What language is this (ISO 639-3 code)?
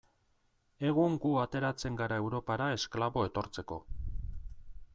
eus